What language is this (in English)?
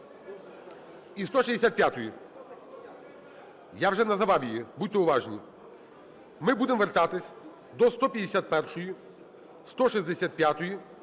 Ukrainian